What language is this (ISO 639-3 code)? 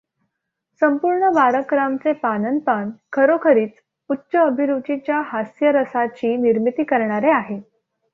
mar